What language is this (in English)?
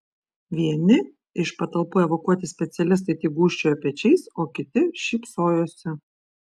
Lithuanian